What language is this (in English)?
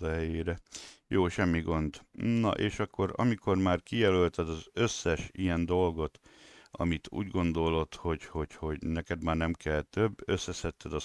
Hungarian